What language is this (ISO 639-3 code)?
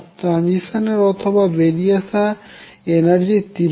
ben